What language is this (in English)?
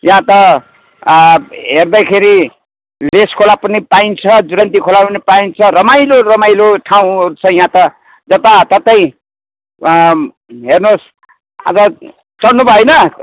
Nepali